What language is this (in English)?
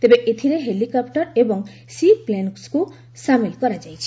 Odia